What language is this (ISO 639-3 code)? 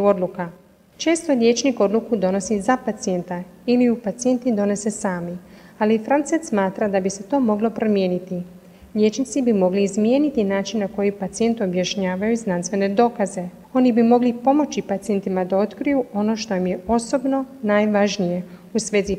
hrv